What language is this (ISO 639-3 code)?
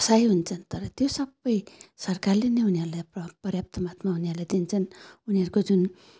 nep